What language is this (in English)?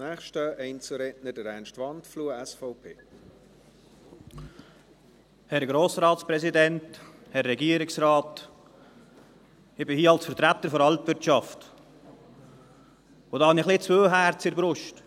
Swiss German